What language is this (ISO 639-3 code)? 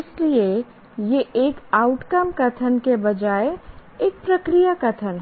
hin